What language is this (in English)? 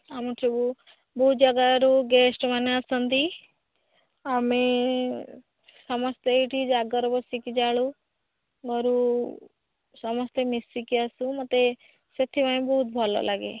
Odia